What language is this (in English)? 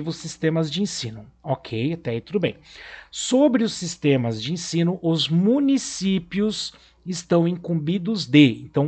Portuguese